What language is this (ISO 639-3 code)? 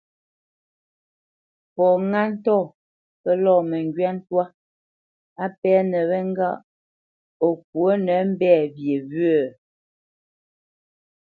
bce